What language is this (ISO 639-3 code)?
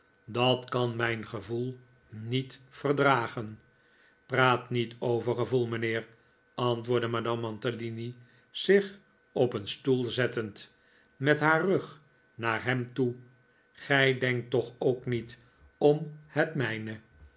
nld